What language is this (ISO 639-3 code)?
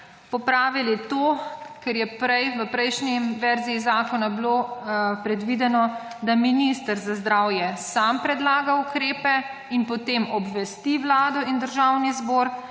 slv